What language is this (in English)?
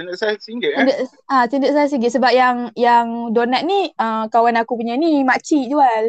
Malay